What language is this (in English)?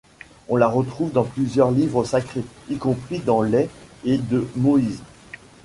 French